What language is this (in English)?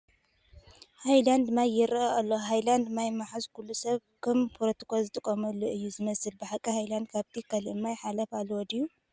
Tigrinya